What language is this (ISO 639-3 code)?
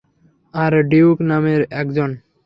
ben